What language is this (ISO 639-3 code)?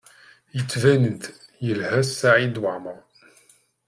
kab